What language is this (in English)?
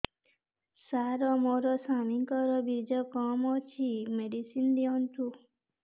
Odia